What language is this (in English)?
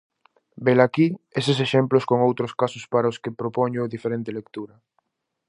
Galician